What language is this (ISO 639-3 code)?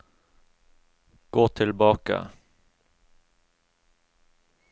nor